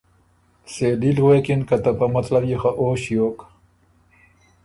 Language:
Ormuri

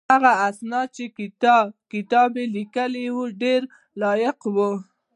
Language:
Pashto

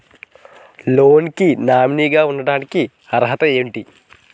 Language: Telugu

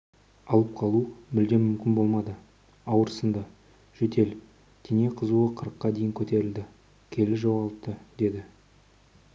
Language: Kazakh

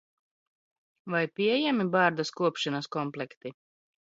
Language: Latvian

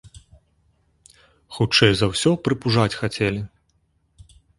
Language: Belarusian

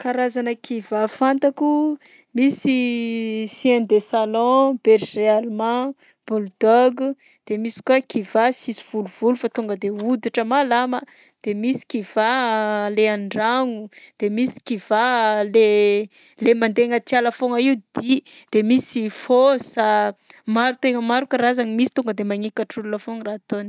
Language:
Southern Betsimisaraka Malagasy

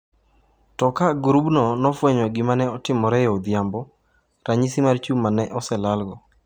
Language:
Luo (Kenya and Tanzania)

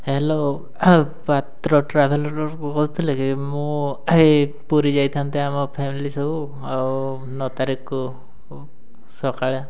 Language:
Odia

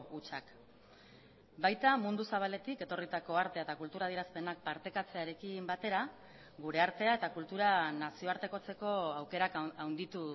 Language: Basque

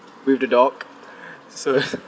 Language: English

